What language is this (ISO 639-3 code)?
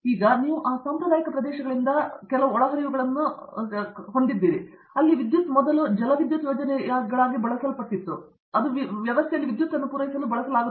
kan